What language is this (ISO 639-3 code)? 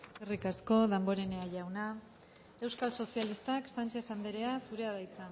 eus